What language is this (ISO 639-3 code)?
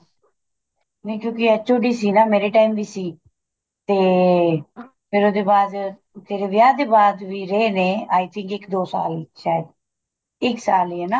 pan